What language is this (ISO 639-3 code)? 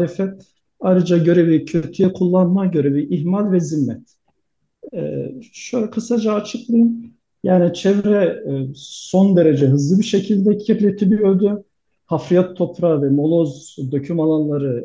tur